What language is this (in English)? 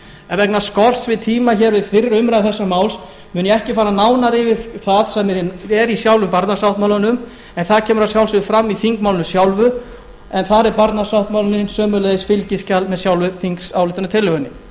Icelandic